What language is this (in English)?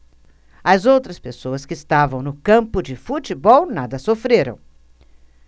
Portuguese